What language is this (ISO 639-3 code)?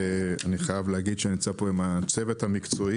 heb